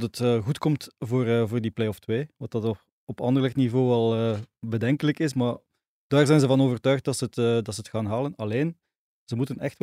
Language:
Dutch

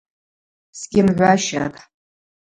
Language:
Abaza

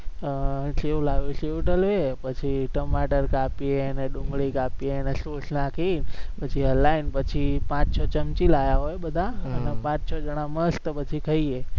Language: Gujarati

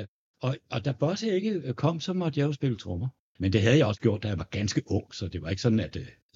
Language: Danish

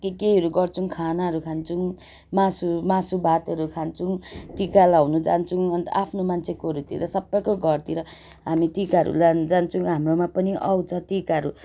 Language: Nepali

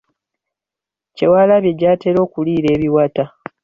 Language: Ganda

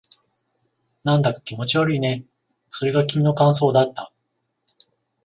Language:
Japanese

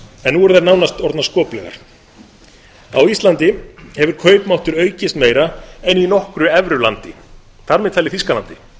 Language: Icelandic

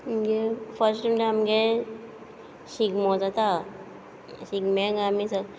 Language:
Konkani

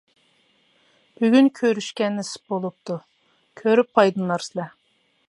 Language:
Uyghur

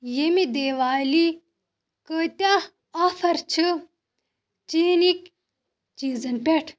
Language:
Kashmiri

